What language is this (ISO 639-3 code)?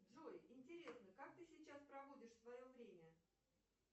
rus